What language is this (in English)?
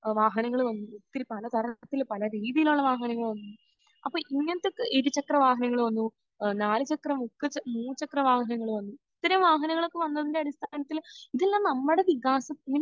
Malayalam